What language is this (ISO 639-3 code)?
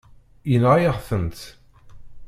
kab